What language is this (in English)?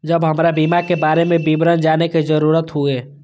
Maithili